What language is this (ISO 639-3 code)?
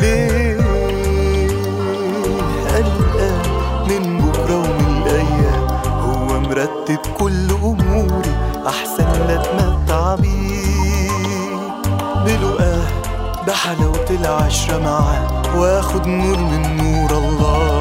ara